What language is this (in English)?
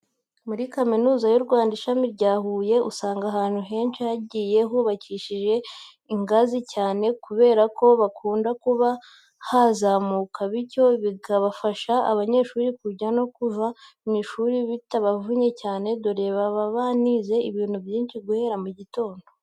Kinyarwanda